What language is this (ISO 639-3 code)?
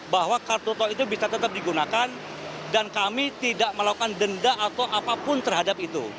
ind